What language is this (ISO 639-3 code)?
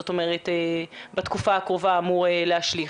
heb